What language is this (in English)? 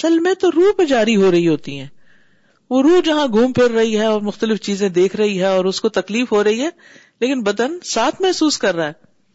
Urdu